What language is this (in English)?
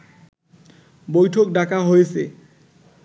Bangla